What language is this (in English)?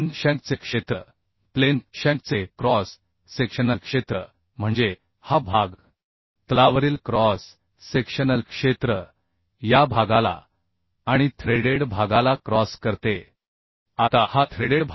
Marathi